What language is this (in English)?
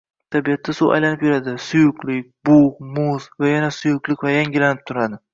Uzbek